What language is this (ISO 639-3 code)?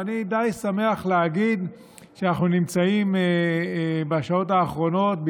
heb